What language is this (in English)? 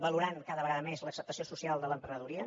Catalan